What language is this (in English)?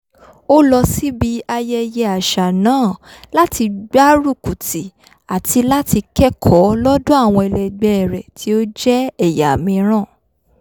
Yoruba